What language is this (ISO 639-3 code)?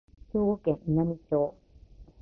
jpn